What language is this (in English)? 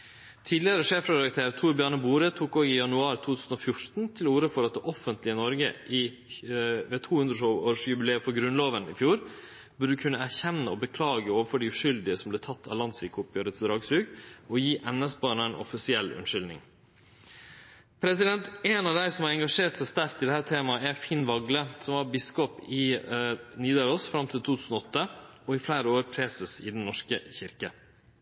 Norwegian Nynorsk